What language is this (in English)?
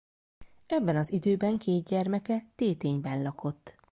Hungarian